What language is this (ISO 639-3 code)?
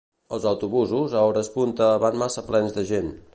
cat